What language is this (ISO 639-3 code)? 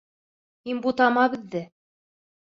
bak